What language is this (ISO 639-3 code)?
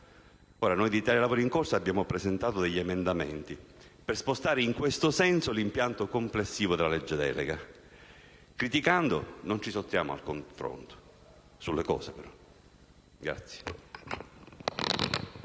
ita